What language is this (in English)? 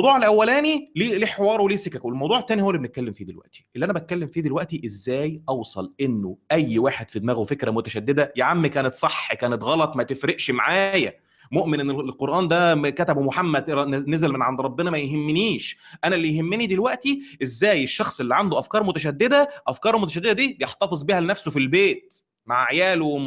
Arabic